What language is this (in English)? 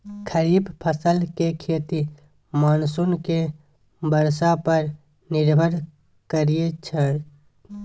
Maithili